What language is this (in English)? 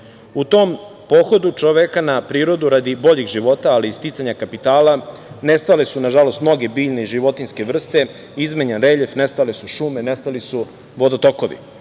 Serbian